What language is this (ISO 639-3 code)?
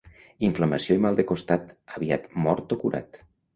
cat